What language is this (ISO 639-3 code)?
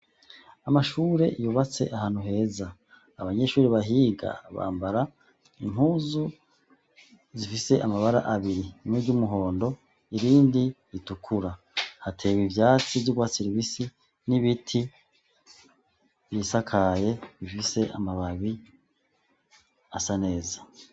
run